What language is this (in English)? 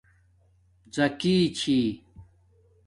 Domaaki